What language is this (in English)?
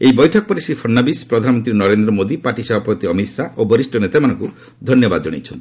Odia